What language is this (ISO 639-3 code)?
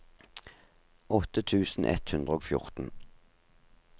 nor